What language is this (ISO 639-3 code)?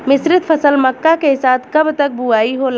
bho